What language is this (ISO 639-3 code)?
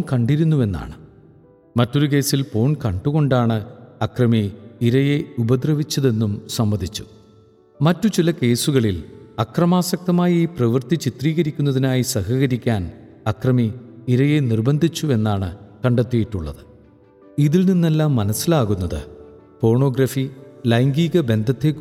mal